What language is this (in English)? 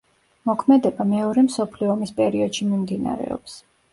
Georgian